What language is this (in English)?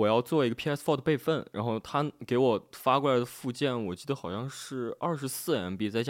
Chinese